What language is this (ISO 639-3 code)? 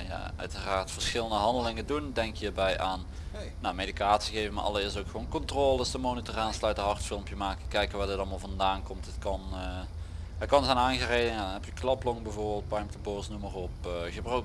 nld